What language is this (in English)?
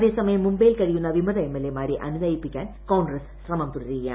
Malayalam